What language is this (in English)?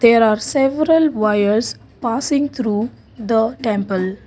English